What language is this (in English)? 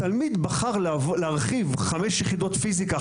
Hebrew